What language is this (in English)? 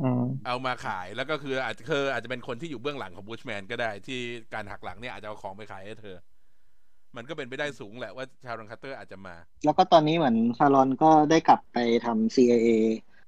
Thai